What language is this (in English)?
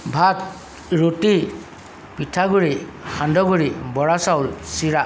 Assamese